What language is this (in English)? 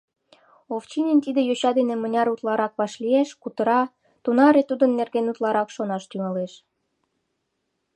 Mari